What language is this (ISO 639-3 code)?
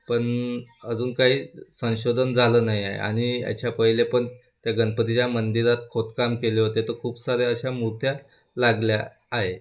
mar